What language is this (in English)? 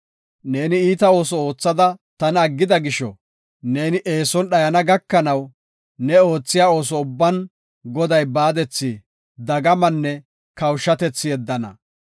Gofa